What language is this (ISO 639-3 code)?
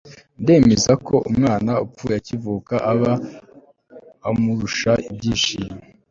kin